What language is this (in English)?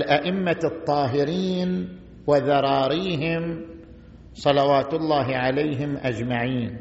Arabic